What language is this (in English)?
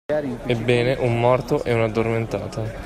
Italian